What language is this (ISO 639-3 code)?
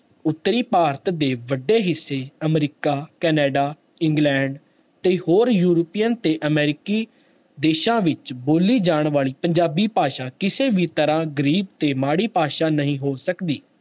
pan